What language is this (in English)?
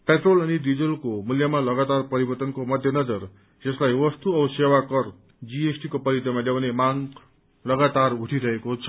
Nepali